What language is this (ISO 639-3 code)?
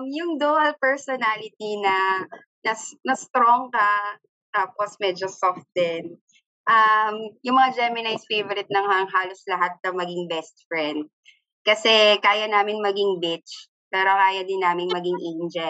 fil